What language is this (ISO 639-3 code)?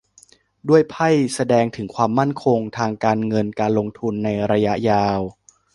tha